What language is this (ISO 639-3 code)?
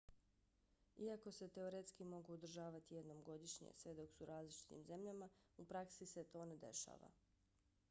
bos